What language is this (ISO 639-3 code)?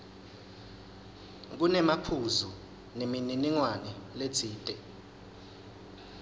ssw